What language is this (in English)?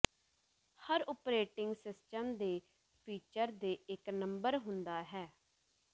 Punjabi